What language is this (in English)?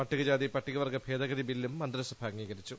Malayalam